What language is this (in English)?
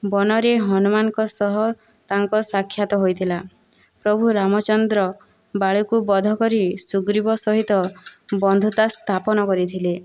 Odia